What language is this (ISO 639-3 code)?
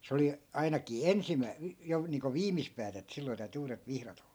fin